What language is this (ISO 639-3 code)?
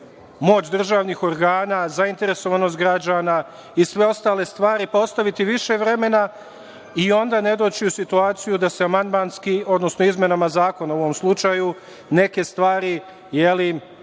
srp